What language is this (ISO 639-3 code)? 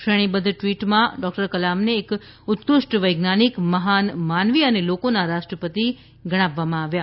guj